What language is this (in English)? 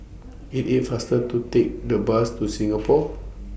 English